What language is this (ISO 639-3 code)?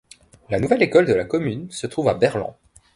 fra